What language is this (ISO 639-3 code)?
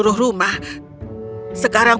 ind